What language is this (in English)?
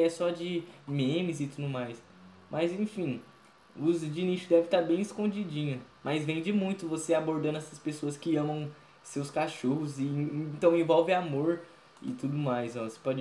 Portuguese